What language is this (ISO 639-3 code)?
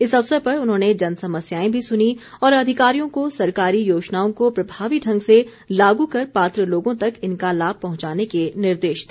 hin